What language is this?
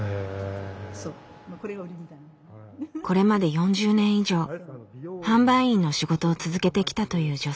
Japanese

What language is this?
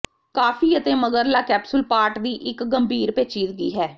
Punjabi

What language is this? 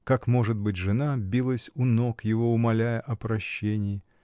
Russian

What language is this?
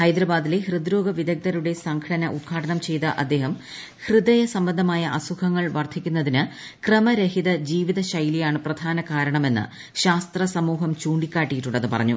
Malayalam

